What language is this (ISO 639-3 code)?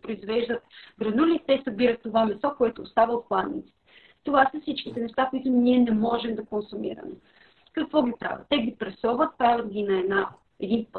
bul